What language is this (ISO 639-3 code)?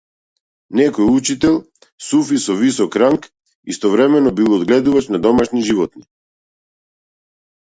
mkd